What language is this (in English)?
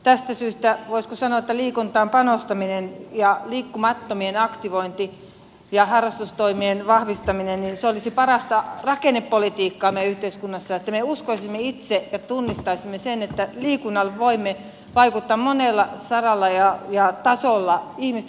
Finnish